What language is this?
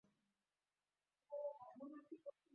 Uzbek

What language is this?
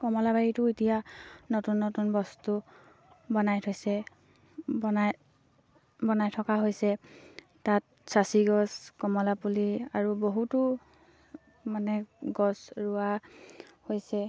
Assamese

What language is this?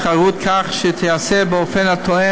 Hebrew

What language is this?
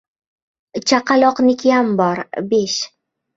Uzbek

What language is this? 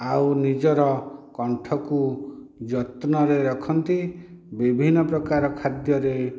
Odia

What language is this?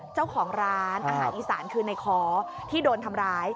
Thai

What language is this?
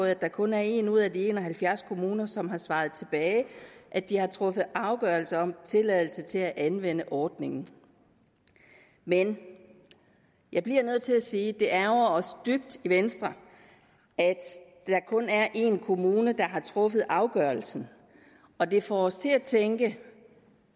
Danish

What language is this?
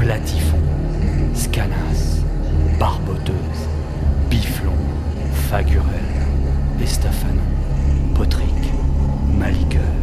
French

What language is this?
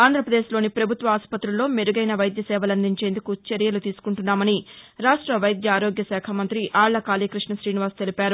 Telugu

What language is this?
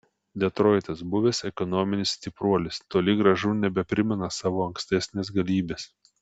Lithuanian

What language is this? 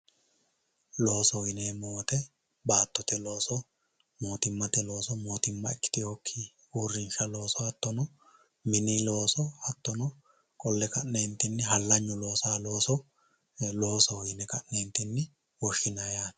Sidamo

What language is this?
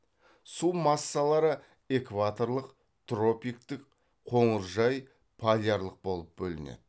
Kazakh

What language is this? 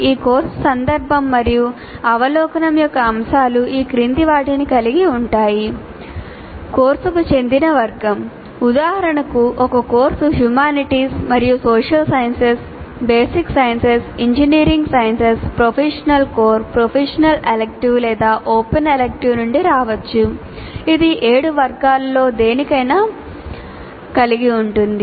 Telugu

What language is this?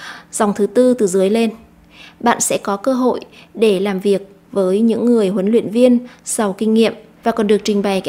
Vietnamese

